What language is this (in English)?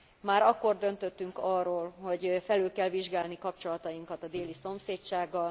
Hungarian